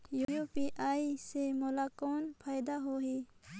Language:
Chhattisgarhi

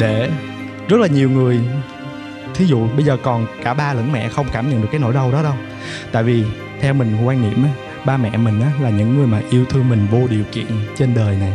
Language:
Vietnamese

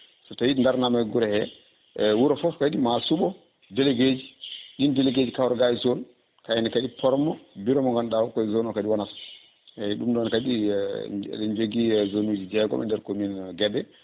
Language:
Fula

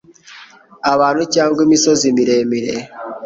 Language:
Kinyarwanda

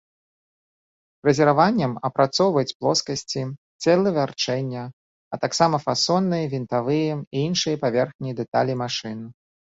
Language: Belarusian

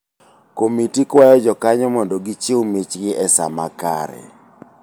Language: Luo (Kenya and Tanzania)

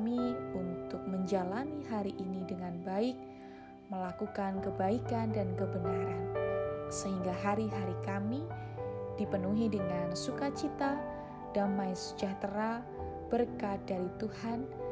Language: Indonesian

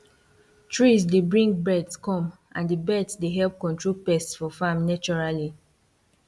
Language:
Nigerian Pidgin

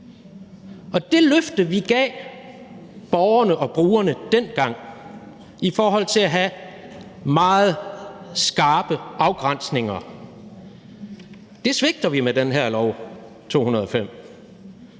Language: Danish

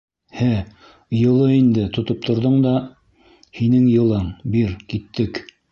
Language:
Bashkir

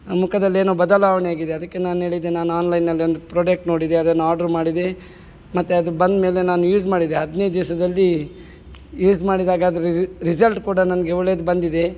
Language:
Kannada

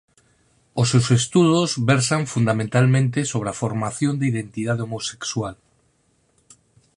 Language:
Galician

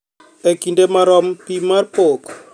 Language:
Luo (Kenya and Tanzania)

